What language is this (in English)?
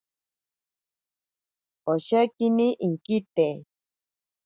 Ashéninka Perené